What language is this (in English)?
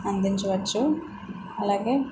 Telugu